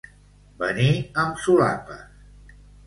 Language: Catalan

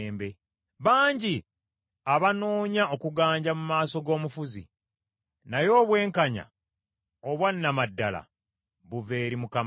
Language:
Ganda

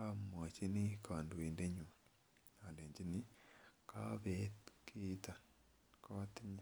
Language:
Kalenjin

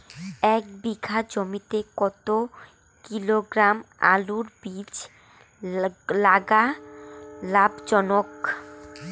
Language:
Bangla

